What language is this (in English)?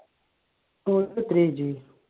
Malayalam